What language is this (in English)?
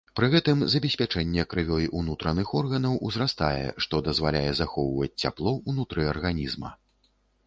Belarusian